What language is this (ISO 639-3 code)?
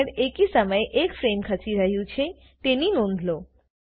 guj